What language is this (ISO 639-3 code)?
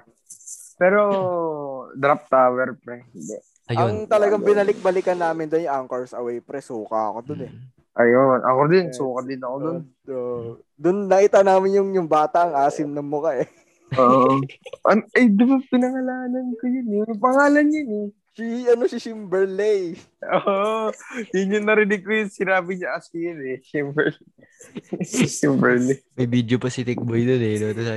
fil